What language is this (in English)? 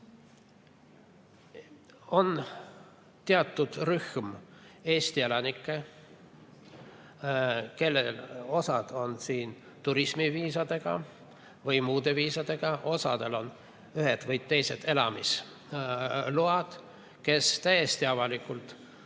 Estonian